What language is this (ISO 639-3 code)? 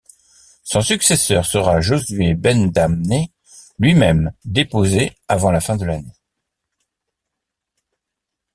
fra